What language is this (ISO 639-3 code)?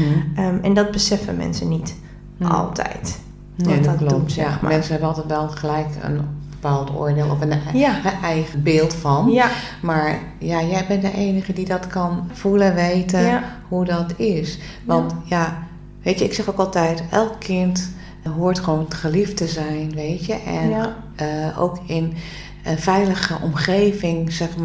nld